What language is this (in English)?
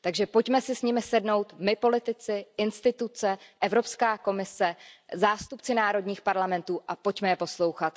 Czech